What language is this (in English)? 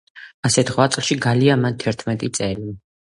Georgian